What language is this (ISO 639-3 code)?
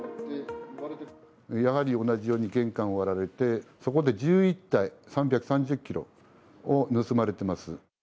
jpn